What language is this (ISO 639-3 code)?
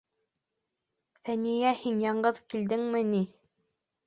bak